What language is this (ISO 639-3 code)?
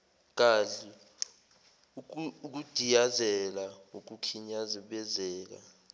zul